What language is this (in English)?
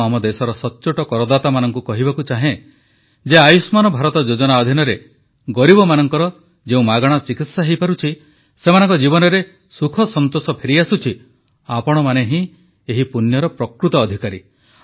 Odia